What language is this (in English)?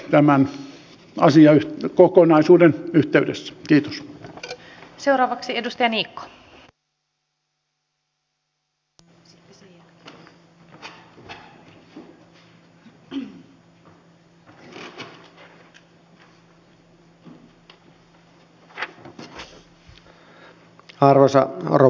Finnish